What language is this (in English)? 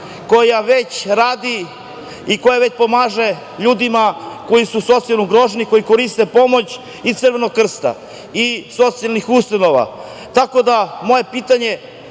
Serbian